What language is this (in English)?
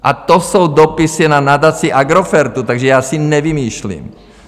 Czech